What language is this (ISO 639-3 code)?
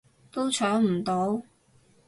yue